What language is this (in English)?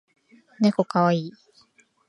Japanese